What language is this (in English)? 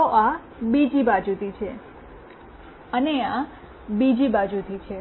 Gujarati